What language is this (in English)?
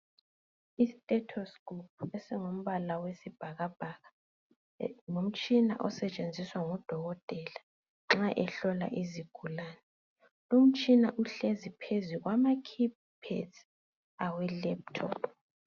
North Ndebele